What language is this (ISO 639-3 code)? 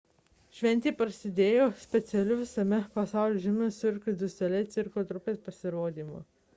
lit